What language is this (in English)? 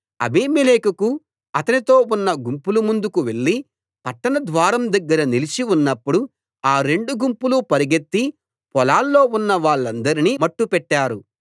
Telugu